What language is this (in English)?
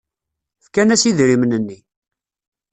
Kabyle